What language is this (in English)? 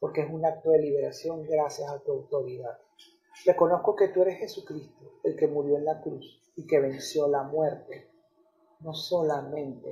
Spanish